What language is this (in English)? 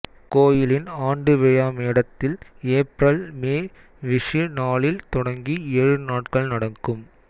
Tamil